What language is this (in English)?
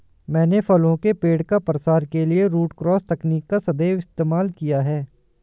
Hindi